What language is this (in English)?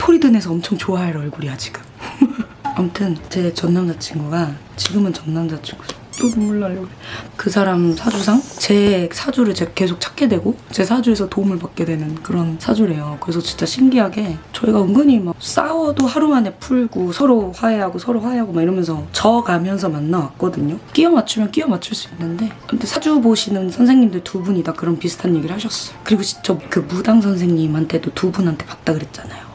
Korean